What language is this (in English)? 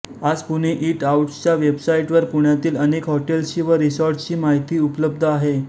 Marathi